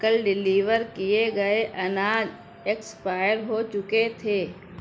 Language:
Urdu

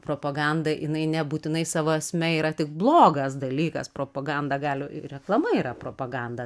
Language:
Lithuanian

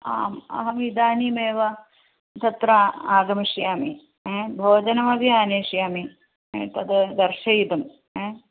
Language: Sanskrit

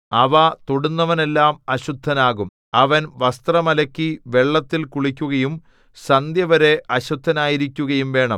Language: Malayalam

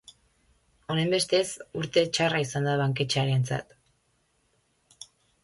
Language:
Basque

